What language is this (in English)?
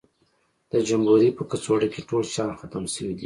Pashto